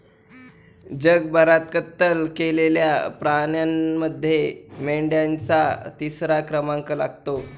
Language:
Marathi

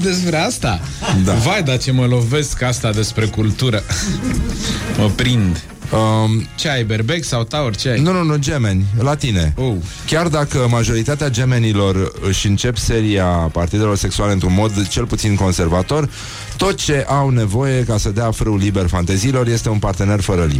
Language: Romanian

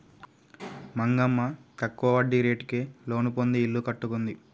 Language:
Telugu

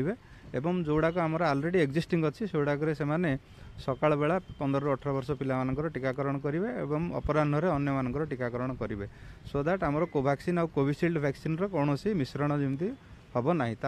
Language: Hindi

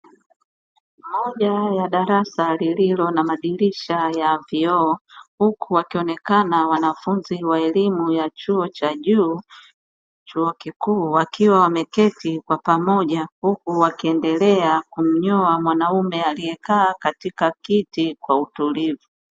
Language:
Swahili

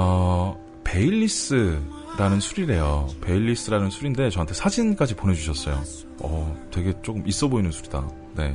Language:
Korean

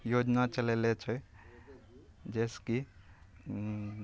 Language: Maithili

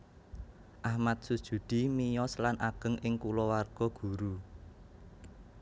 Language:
Javanese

